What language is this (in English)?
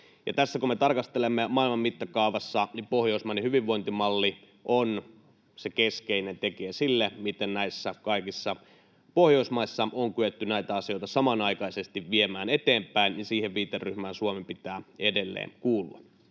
Finnish